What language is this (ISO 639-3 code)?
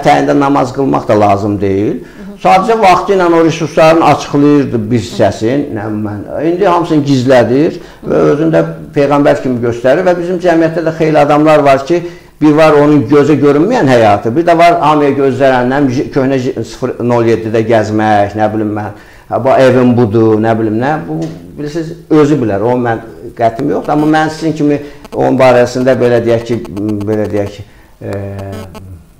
tur